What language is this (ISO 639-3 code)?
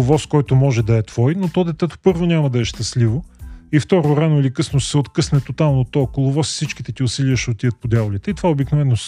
bul